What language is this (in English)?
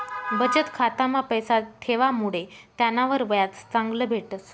Marathi